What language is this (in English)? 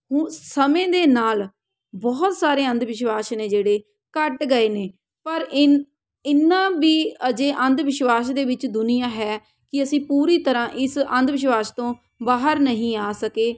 Punjabi